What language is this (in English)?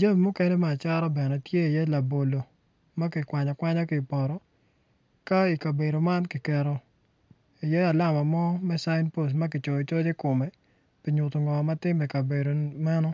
Acoli